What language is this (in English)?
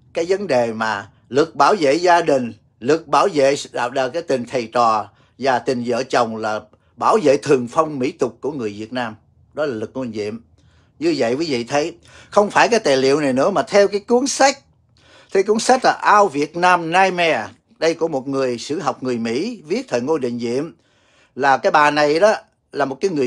Vietnamese